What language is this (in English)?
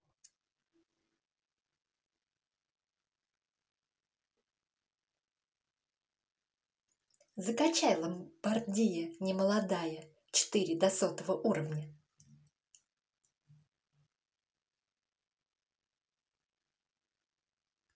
Russian